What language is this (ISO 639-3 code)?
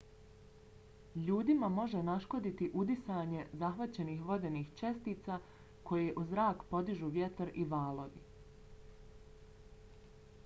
bos